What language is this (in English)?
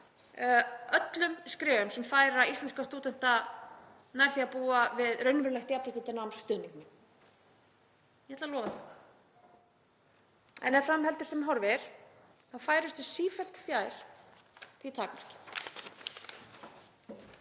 Icelandic